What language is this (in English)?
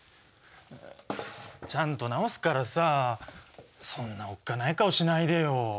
Japanese